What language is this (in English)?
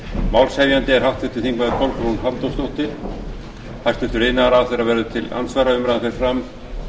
Icelandic